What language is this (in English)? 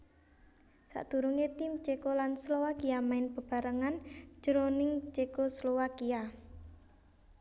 Javanese